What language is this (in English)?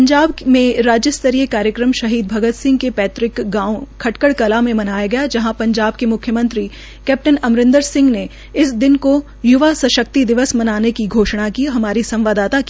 Hindi